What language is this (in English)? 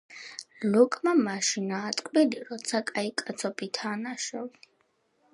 Georgian